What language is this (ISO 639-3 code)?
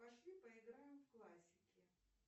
rus